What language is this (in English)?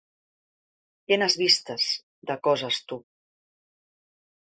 Catalan